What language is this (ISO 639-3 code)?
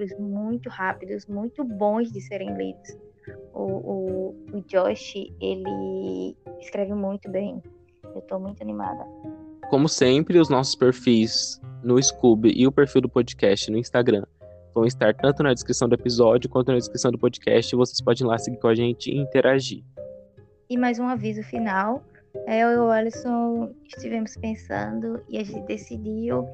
por